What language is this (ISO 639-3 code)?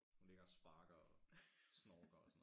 dan